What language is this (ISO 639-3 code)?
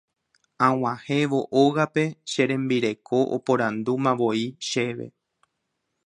grn